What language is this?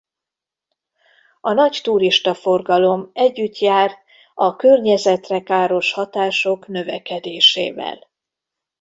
Hungarian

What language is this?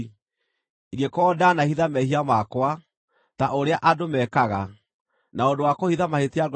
Kikuyu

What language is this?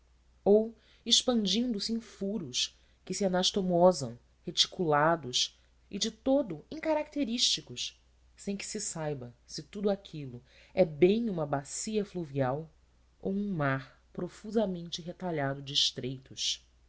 Portuguese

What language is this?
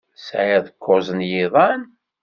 Kabyle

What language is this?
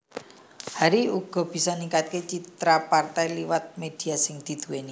Javanese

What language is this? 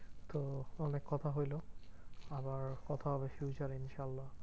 Bangla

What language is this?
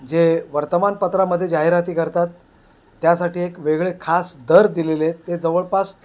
Marathi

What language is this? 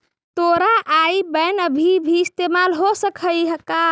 Magahi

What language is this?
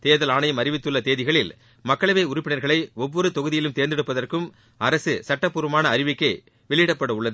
Tamil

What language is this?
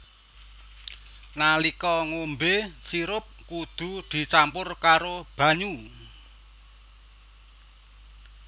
Javanese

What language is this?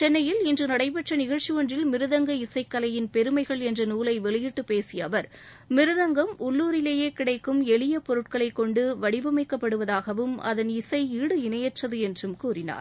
Tamil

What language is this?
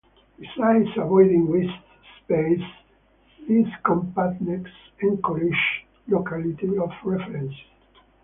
English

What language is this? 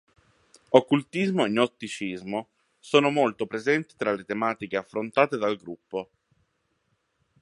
Italian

